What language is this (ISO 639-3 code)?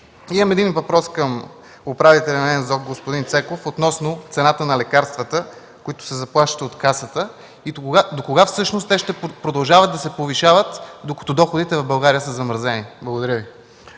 bul